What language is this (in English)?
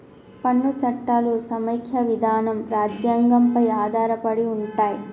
Telugu